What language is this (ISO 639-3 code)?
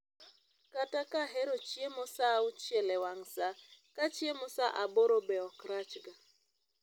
luo